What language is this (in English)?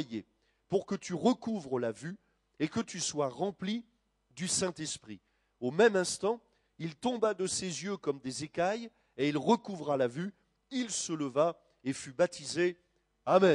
French